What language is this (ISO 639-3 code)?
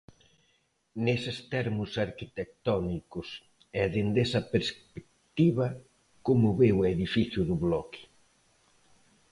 glg